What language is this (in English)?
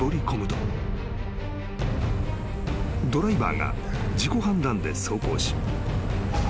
Japanese